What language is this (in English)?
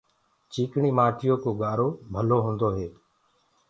Gurgula